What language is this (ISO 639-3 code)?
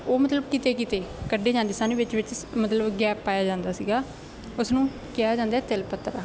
pan